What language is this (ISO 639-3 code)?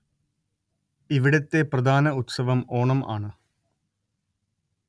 mal